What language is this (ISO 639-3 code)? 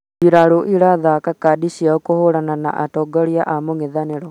kik